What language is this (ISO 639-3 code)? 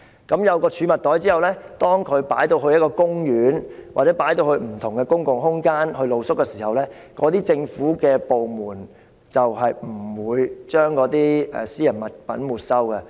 yue